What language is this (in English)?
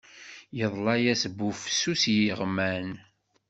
Kabyle